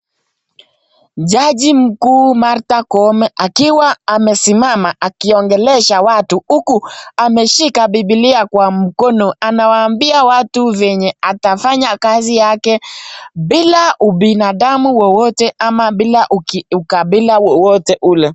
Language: Swahili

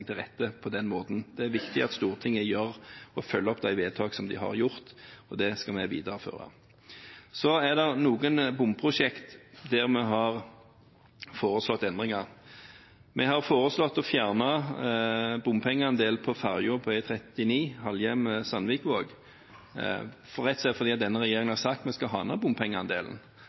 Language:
Norwegian Bokmål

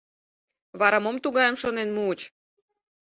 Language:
Mari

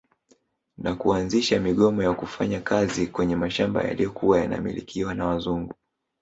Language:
Swahili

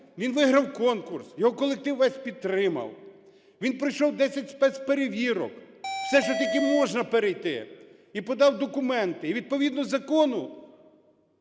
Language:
Ukrainian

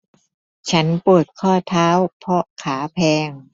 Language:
Thai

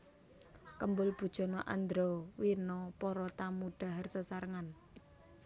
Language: Javanese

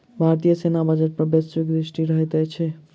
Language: Maithili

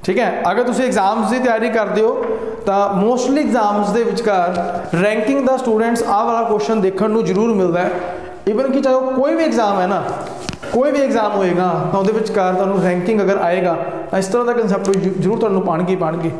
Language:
Hindi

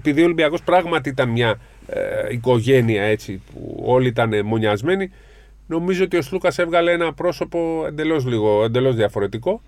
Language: Greek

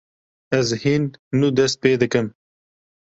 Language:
Kurdish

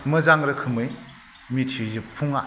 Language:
Bodo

